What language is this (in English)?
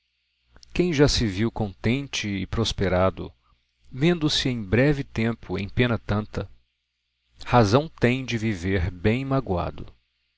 Portuguese